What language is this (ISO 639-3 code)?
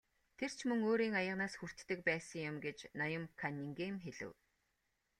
mon